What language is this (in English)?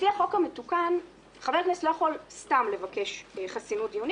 Hebrew